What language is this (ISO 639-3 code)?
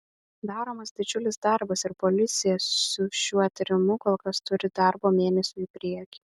lit